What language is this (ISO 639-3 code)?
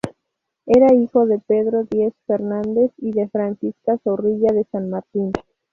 spa